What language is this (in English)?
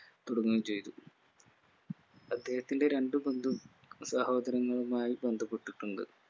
Malayalam